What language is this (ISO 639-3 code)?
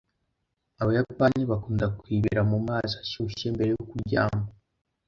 kin